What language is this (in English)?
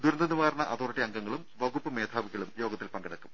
Malayalam